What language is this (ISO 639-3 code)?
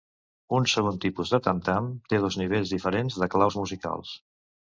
cat